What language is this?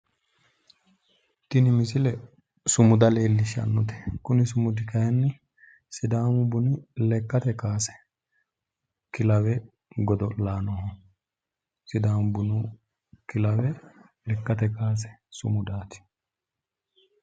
Sidamo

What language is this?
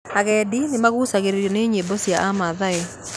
Kikuyu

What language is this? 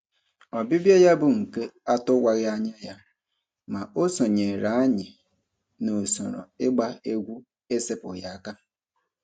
Igbo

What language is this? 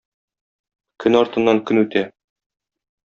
Tatar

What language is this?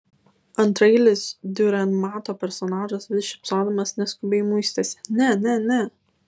Lithuanian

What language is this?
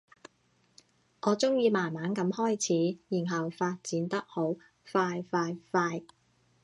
Cantonese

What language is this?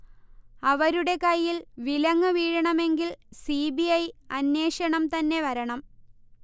Malayalam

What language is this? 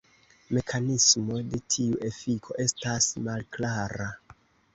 Esperanto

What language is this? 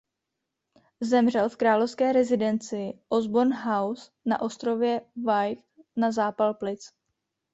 Czech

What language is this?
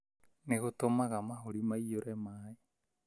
Kikuyu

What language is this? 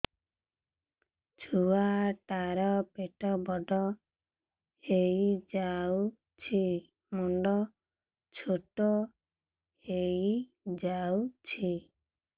Odia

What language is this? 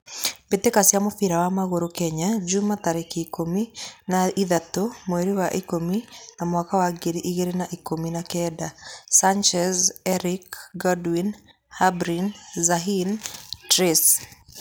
Kikuyu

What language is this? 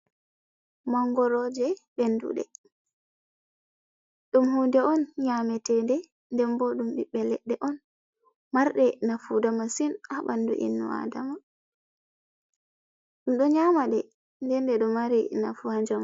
Fula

